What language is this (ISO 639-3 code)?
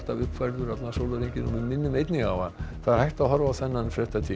isl